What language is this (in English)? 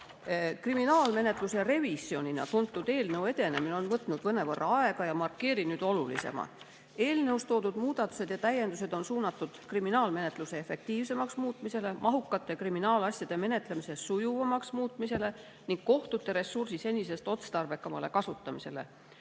Estonian